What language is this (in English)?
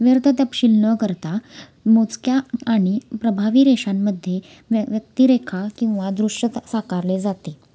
Marathi